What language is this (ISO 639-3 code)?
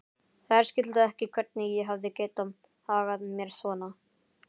isl